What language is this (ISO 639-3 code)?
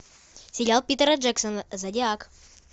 rus